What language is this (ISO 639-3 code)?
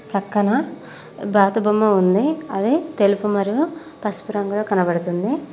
tel